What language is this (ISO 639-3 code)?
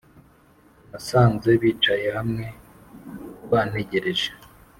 kin